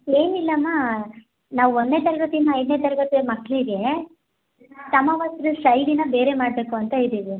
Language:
Kannada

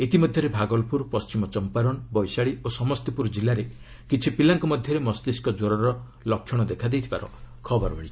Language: Odia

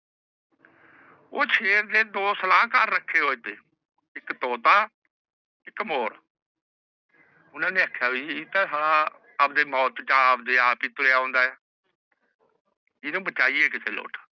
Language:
Punjabi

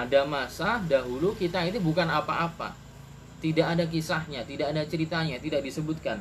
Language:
Indonesian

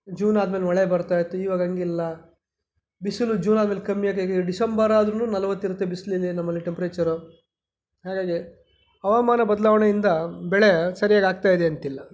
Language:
Kannada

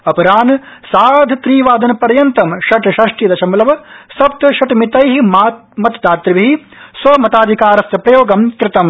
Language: Sanskrit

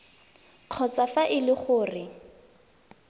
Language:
Tswana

